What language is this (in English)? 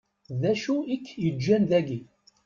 Kabyle